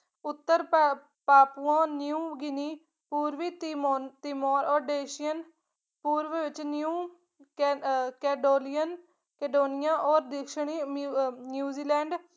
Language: Punjabi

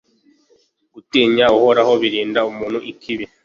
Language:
Kinyarwanda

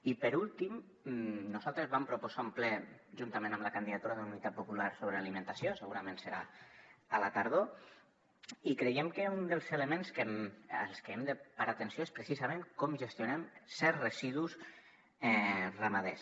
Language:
Catalan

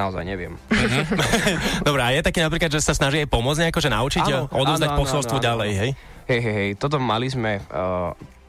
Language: Slovak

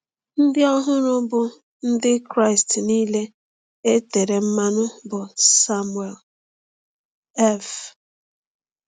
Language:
Igbo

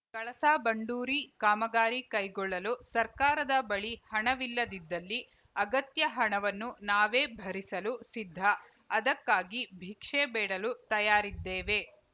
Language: Kannada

